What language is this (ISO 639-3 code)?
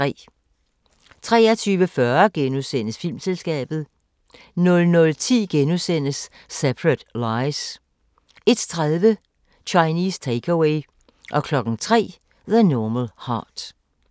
dan